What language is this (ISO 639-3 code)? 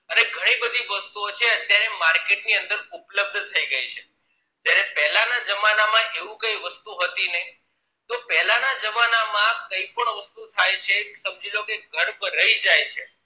guj